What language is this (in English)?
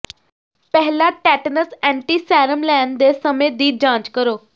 Punjabi